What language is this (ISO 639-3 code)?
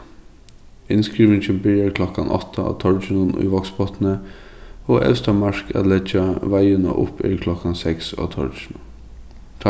fao